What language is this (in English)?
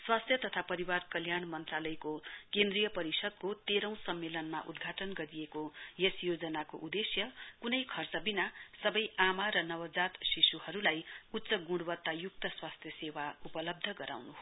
Nepali